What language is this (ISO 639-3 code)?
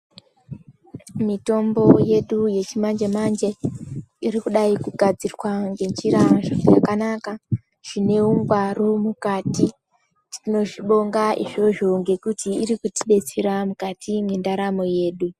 ndc